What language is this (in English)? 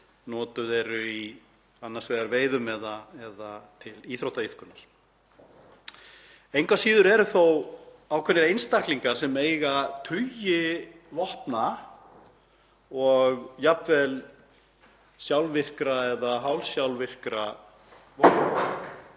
Icelandic